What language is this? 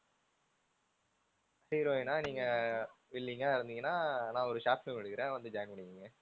Tamil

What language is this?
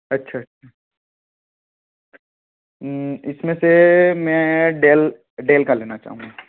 Hindi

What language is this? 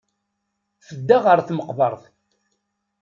Kabyle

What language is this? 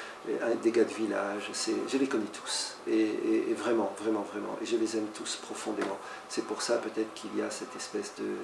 French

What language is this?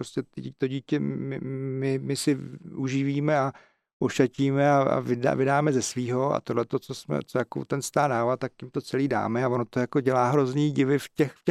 Czech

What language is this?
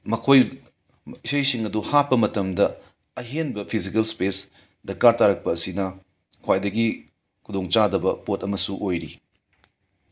Manipuri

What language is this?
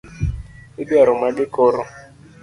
Luo (Kenya and Tanzania)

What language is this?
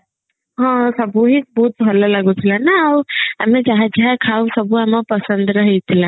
Odia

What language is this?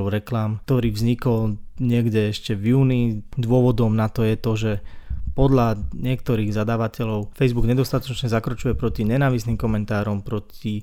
Slovak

